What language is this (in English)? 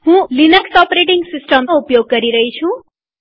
Gujarati